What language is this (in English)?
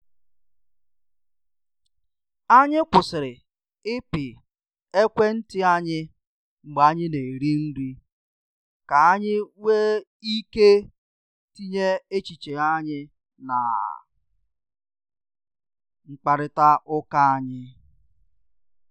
Igbo